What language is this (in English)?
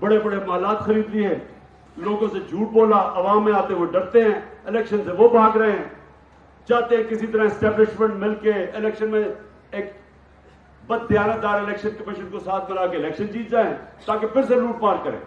Urdu